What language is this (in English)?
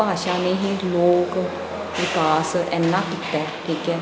Punjabi